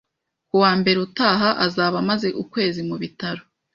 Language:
Kinyarwanda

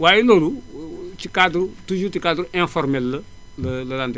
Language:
Wolof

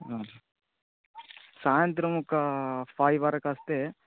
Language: Telugu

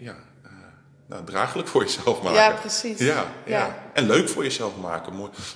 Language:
Dutch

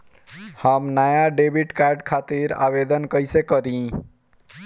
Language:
Bhojpuri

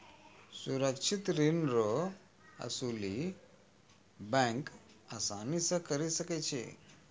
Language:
Maithili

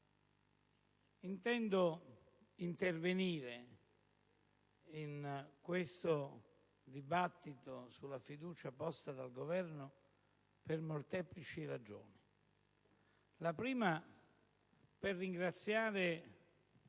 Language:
Italian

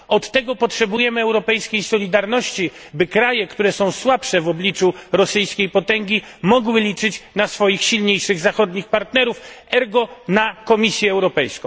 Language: Polish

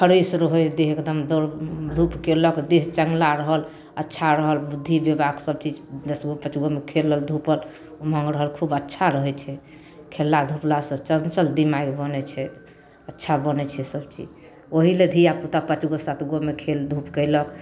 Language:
Maithili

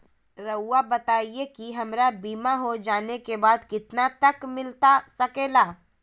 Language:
Magahi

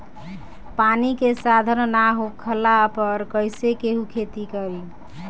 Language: Bhojpuri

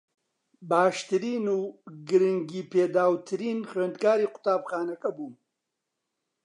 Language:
Central Kurdish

